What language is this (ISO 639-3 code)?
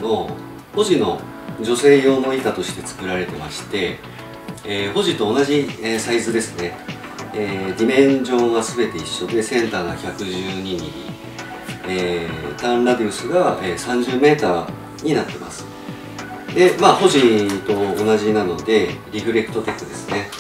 jpn